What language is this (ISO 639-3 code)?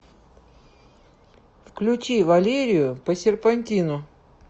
rus